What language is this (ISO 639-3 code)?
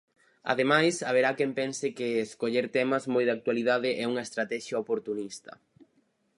glg